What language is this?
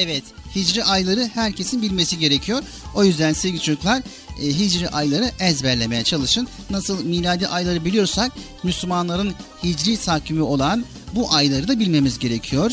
Turkish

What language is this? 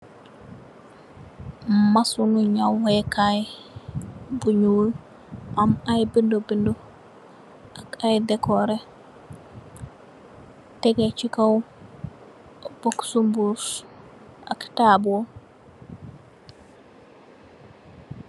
Wolof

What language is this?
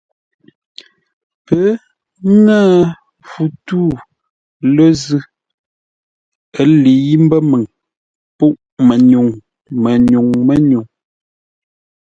Ngombale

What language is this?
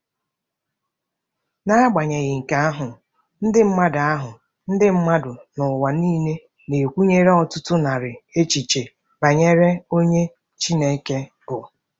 Igbo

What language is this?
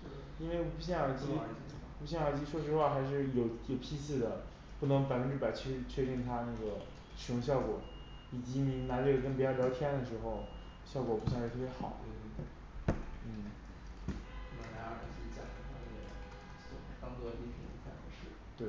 Chinese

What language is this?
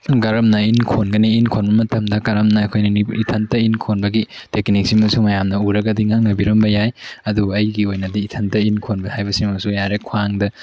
Manipuri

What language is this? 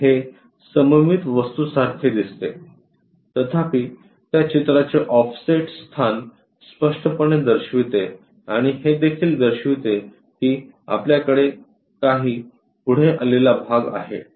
Marathi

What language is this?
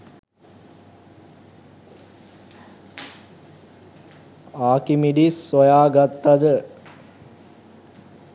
Sinhala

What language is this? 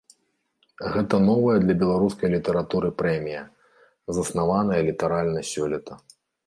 Belarusian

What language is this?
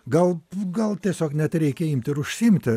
Lithuanian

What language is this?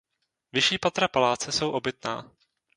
Czech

